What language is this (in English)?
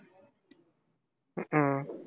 Tamil